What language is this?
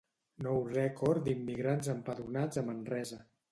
Catalan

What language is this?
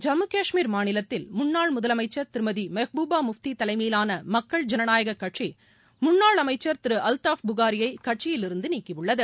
Tamil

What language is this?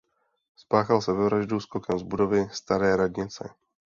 Czech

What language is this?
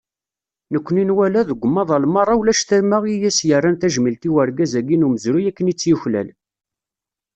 Kabyle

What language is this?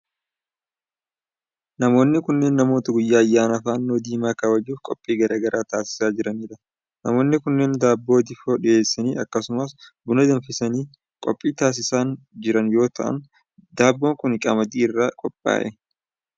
Oromo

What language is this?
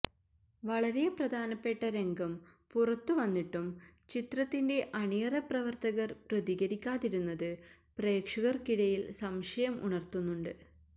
Malayalam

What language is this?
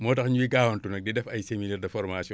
Wolof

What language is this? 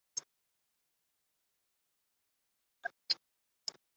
Chinese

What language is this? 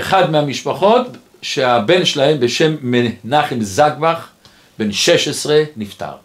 Hebrew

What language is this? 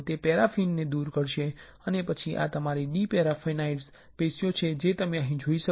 Gujarati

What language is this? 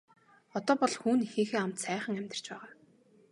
Mongolian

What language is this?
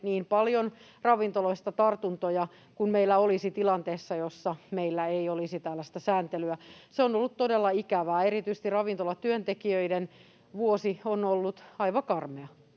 Finnish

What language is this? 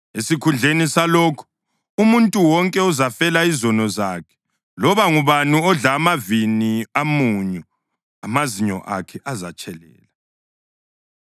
North Ndebele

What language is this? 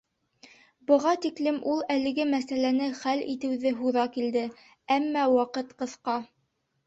Bashkir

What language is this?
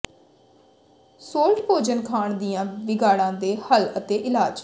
Punjabi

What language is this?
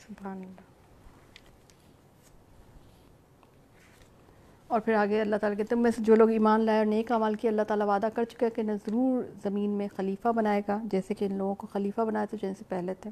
Urdu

